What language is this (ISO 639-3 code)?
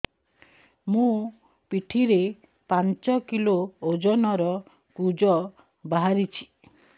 ori